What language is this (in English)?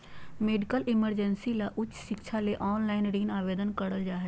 Magahi